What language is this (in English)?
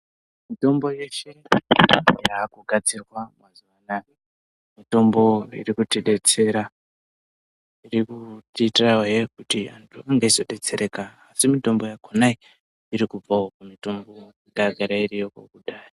Ndau